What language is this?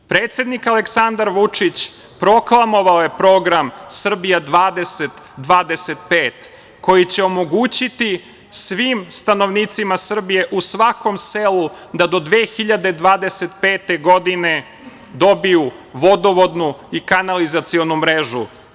Serbian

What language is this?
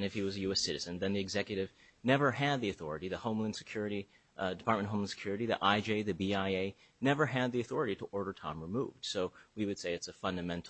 English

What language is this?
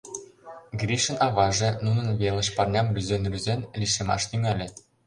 Mari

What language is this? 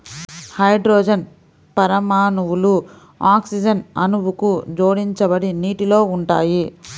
Telugu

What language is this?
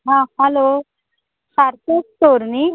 Konkani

